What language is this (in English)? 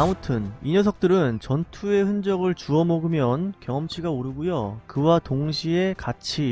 Korean